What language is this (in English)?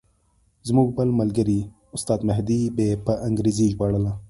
Pashto